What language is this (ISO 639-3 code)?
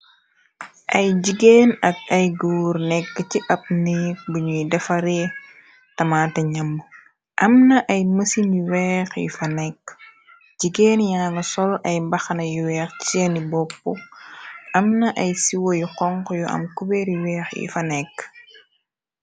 wol